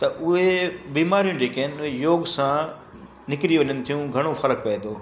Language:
Sindhi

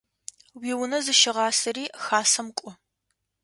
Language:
Adyghe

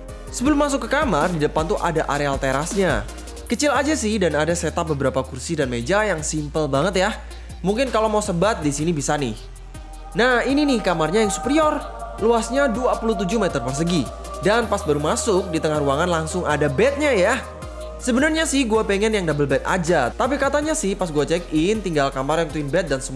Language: Indonesian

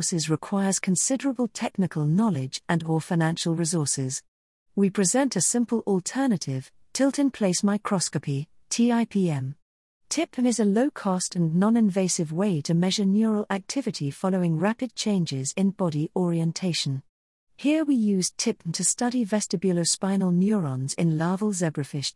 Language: English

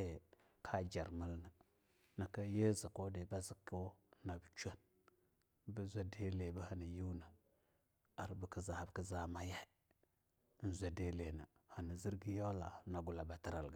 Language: Longuda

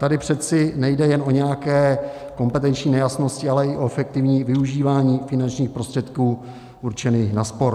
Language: Czech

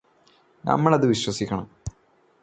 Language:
Malayalam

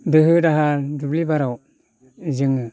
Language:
Bodo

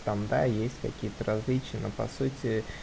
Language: Russian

